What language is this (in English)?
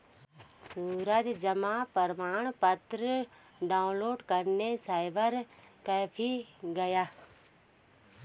Hindi